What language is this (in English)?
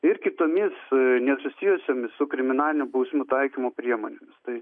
Lithuanian